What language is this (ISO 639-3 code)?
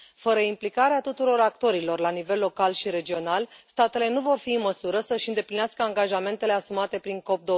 ron